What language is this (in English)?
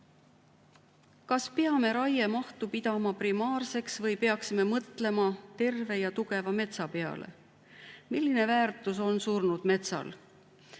Estonian